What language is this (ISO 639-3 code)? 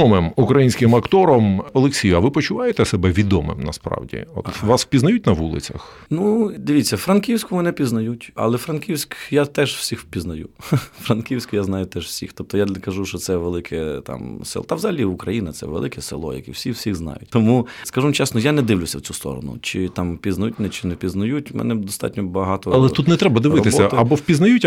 ukr